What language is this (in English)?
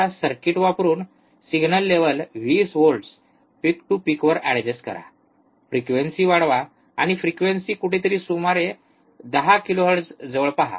Marathi